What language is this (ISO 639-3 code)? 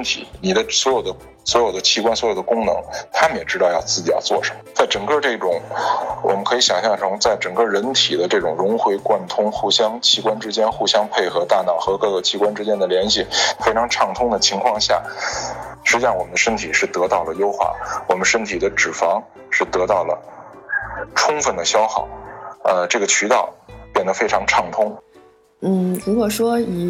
zho